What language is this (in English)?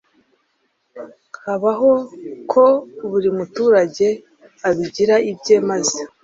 Kinyarwanda